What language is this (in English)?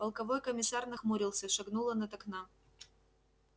Russian